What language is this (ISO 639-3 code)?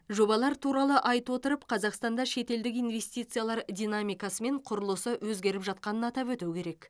kaz